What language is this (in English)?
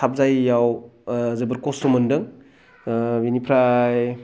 Bodo